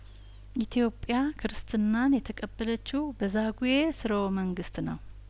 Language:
Amharic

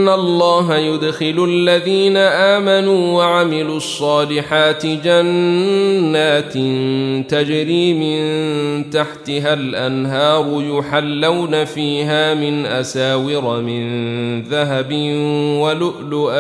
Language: Arabic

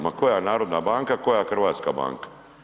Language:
Croatian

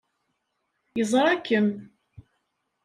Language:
Kabyle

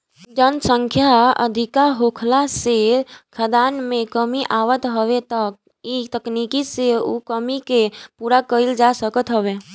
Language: Bhojpuri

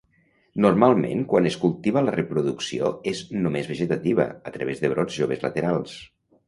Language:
Catalan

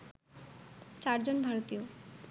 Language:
Bangla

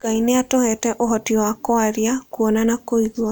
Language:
Kikuyu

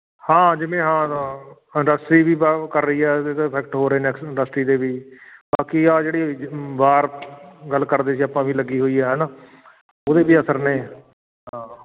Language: Punjabi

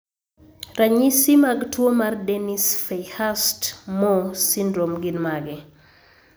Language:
Luo (Kenya and Tanzania)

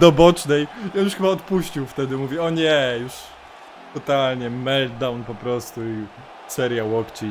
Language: Polish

